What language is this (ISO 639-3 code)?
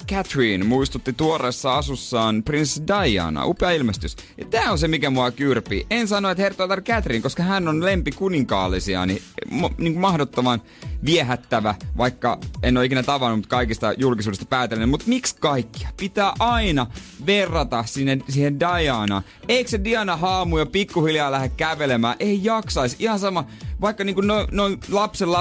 fin